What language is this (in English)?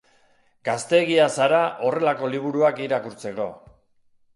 Basque